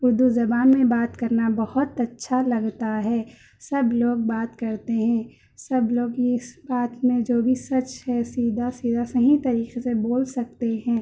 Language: Urdu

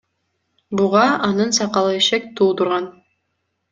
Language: Kyrgyz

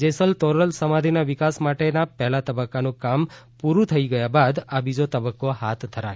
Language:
Gujarati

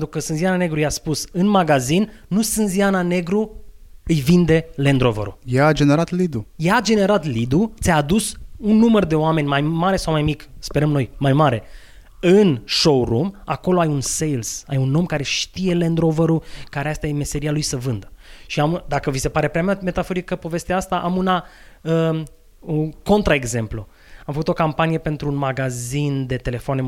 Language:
Romanian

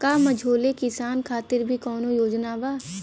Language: Bhojpuri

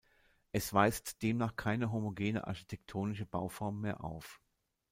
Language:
German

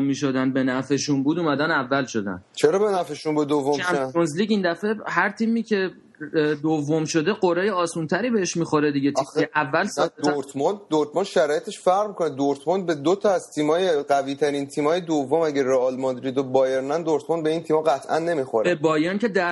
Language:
Persian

